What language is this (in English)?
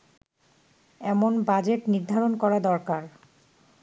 Bangla